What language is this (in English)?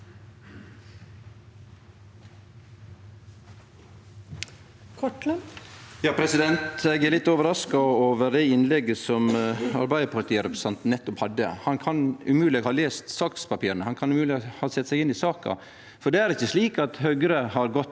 Norwegian